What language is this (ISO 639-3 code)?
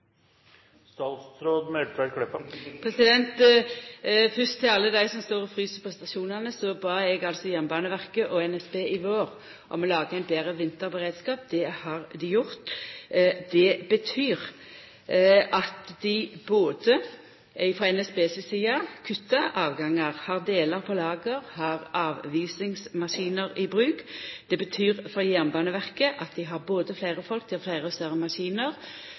nor